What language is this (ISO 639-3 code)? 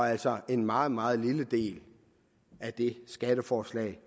dan